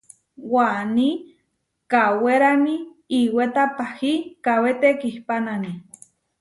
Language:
Huarijio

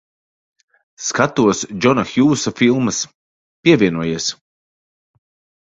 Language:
Latvian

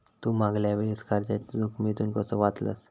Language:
Marathi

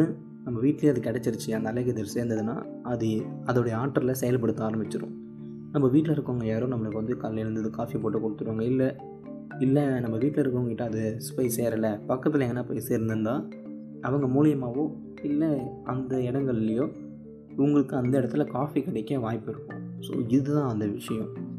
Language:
Tamil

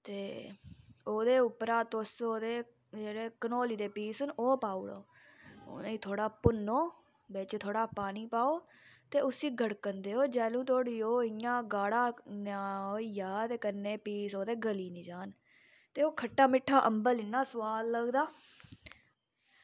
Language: Dogri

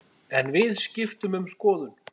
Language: Icelandic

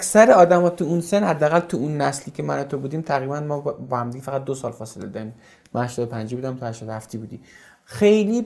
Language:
Persian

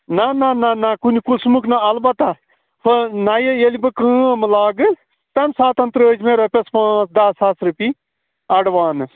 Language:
Kashmiri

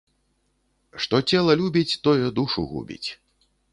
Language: Belarusian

